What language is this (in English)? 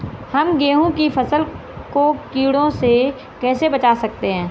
Hindi